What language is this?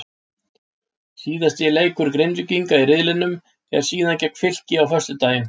Icelandic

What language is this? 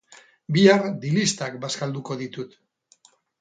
Basque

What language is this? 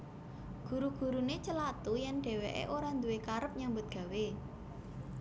Javanese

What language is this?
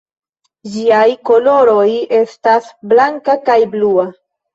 Esperanto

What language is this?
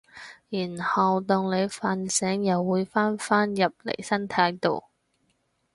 Cantonese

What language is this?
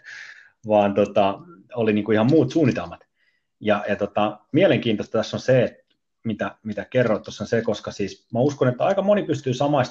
Finnish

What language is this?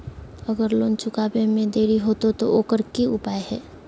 Magahi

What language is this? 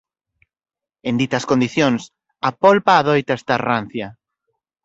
Galician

